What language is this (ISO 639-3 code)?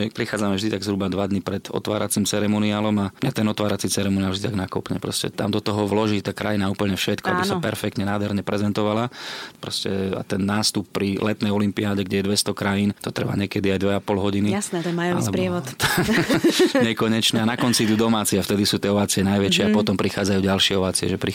slk